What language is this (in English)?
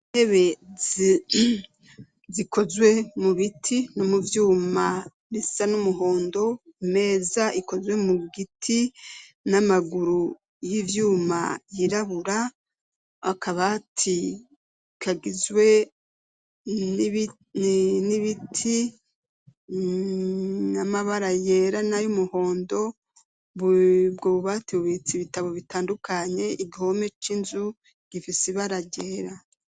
Rundi